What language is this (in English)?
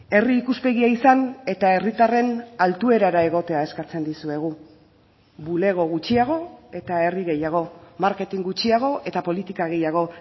Basque